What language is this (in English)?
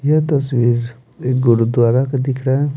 Hindi